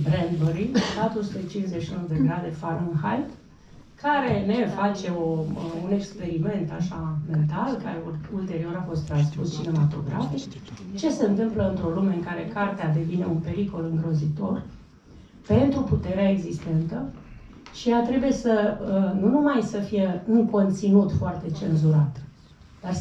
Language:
Romanian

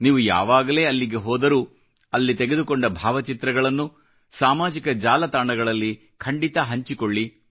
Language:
Kannada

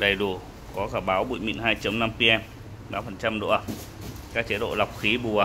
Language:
Vietnamese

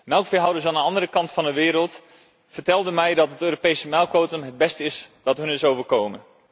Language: Dutch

